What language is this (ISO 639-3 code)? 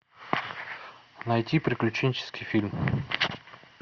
rus